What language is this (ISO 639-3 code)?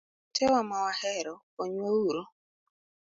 luo